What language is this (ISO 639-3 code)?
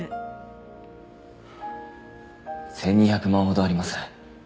jpn